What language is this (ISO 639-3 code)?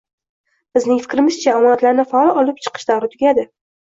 uzb